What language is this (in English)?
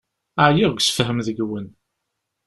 Kabyle